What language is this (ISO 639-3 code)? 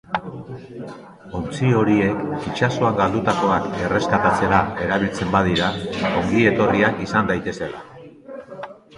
eus